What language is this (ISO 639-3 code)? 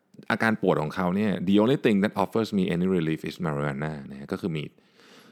tha